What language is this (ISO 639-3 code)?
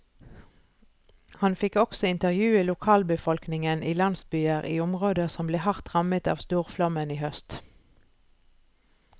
nor